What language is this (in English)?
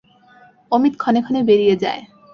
Bangla